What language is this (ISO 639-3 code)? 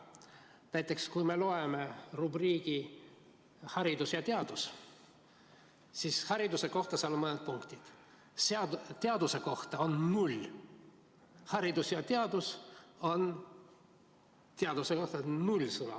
est